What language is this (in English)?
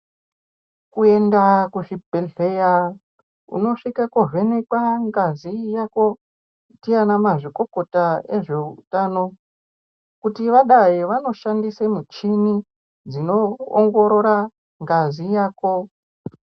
Ndau